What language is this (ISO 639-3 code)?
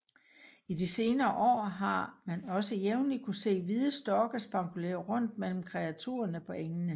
dan